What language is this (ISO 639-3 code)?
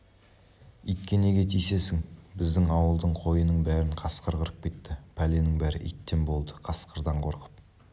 kaz